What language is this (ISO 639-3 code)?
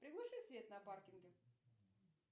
rus